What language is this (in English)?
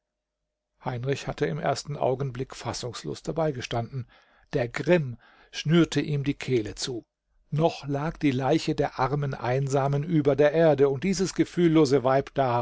German